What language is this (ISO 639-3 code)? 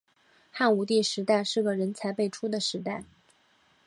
zho